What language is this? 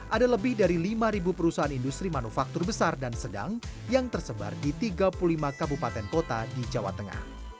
Indonesian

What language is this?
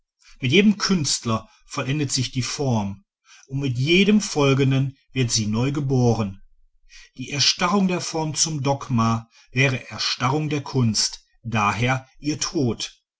German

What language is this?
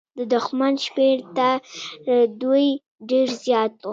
Pashto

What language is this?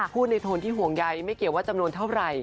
Thai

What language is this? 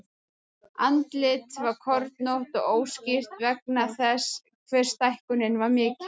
Icelandic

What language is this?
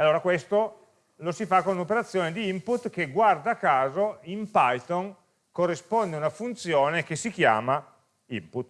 Italian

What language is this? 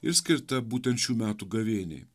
Lithuanian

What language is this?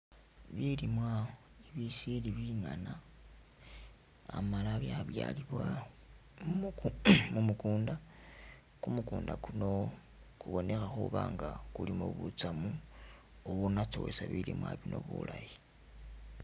Masaaba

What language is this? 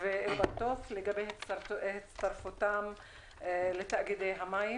Hebrew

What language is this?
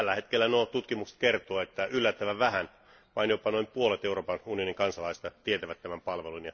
Finnish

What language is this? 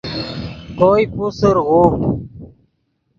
Yidgha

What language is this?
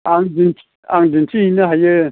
Bodo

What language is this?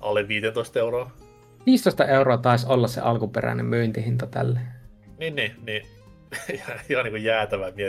Finnish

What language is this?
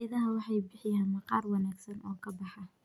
Somali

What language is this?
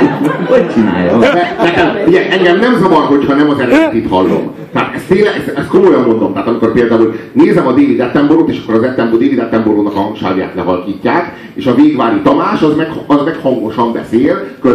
Hungarian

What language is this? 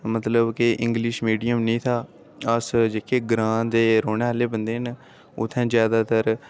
Dogri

